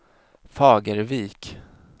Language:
Swedish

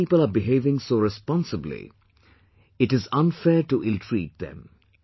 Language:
English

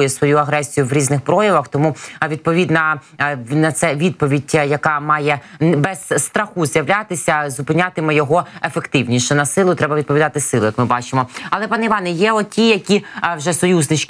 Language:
Ukrainian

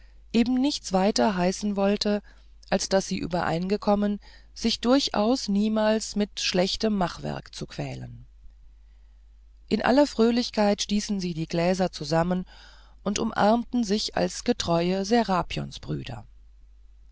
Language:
German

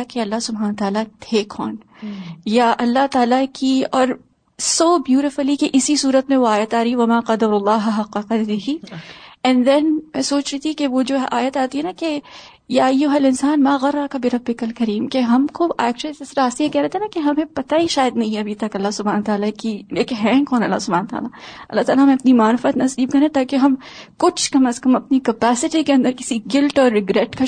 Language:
Urdu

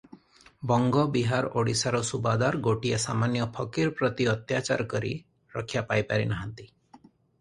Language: Odia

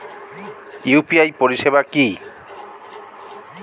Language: Bangla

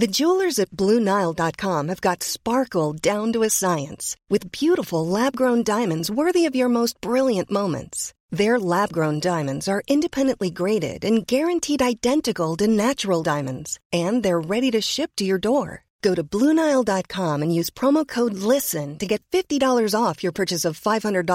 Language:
Urdu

